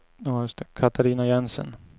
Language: Swedish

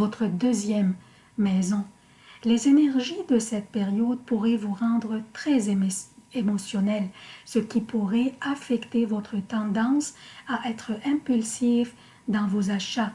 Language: French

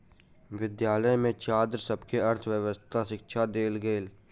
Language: Maithili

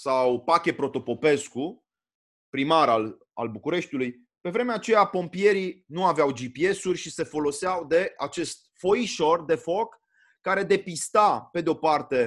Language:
Romanian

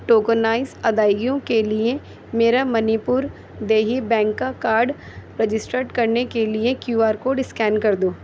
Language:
Urdu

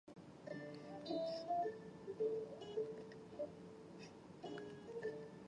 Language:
Chinese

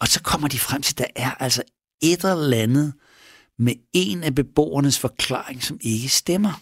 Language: Danish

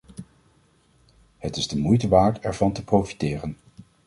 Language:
Dutch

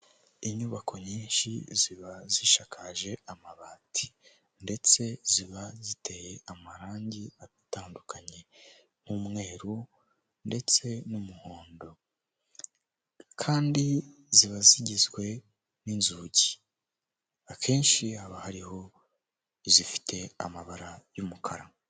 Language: Kinyarwanda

